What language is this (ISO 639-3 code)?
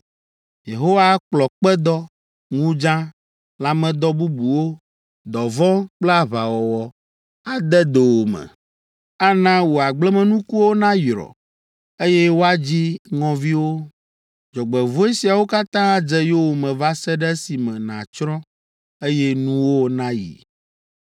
ewe